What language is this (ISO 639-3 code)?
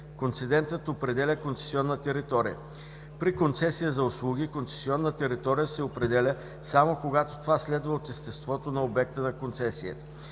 bul